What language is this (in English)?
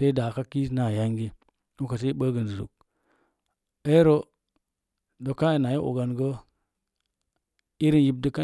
Mom Jango